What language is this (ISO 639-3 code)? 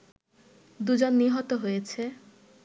ben